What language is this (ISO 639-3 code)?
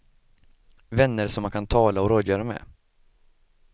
swe